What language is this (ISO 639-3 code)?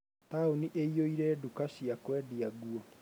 kik